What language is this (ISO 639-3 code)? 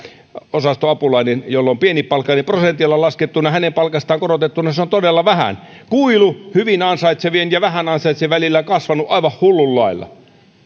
fin